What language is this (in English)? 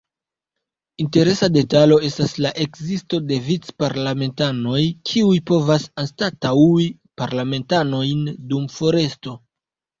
Esperanto